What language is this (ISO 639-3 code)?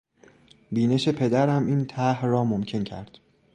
fas